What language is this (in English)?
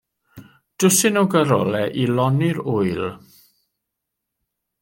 Welsh